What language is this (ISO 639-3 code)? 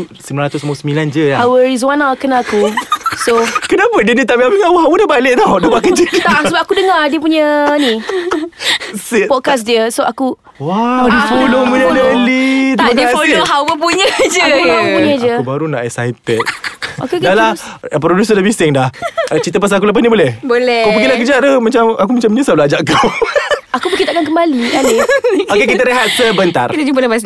msa